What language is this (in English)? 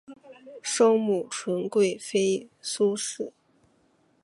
Chinese